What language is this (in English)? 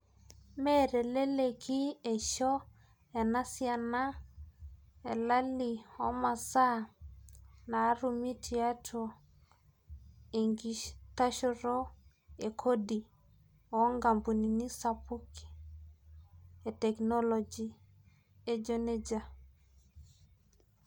Masai